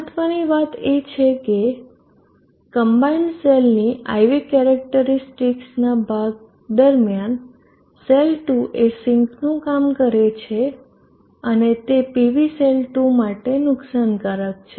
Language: Gujarati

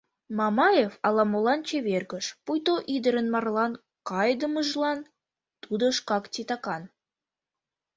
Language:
Mari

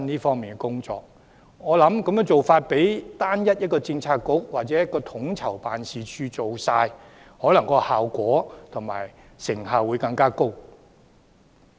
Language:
Cantonese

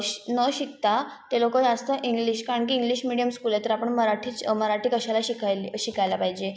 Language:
Marathi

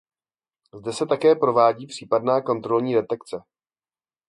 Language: Czech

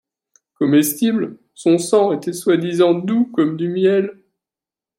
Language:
French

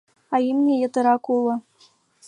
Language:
Mari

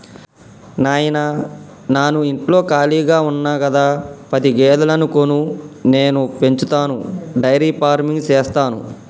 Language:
Telugu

